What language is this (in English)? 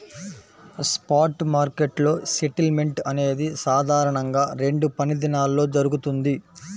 Telugu